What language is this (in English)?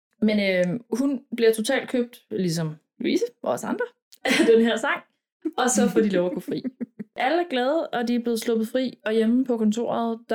Danish